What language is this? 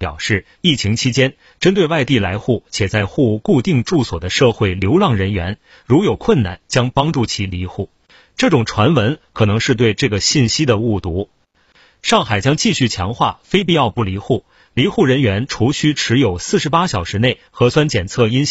Chinese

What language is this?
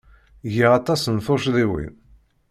Kabyle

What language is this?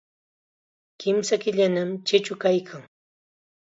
Chiquián Ancash Quechua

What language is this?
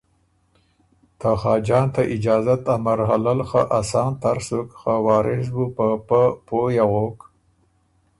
Ormuri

